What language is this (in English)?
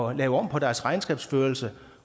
Danish